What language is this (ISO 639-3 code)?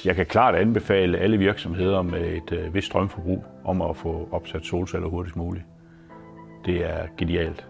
dan